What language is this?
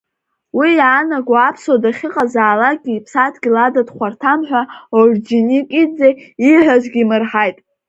Abkhazian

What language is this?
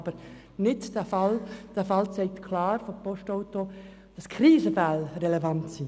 Swiss German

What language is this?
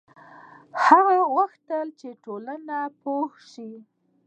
Pashto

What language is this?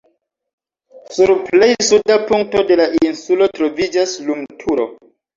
Esperanto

